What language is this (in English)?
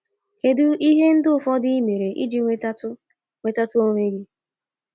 Igbo